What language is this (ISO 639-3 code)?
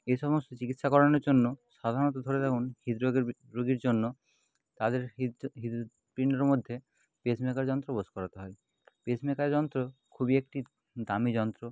ben